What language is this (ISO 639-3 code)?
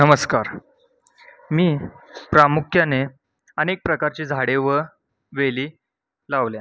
mar